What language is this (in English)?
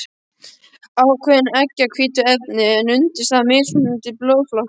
Icelandic